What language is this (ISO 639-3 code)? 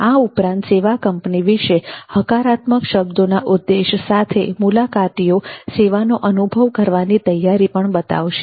guj